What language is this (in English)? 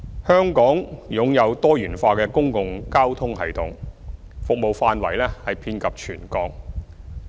Cantonese